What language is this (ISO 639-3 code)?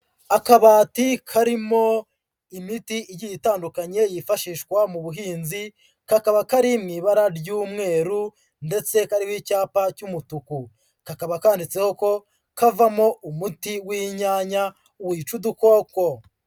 kin